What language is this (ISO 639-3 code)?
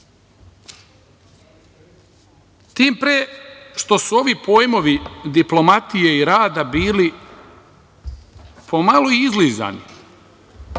srp